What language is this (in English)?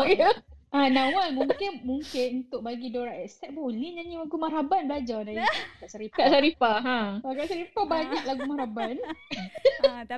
Malay